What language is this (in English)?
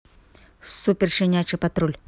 Russian